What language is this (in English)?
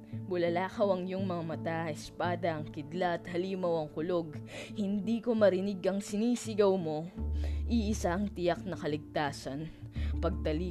Filipino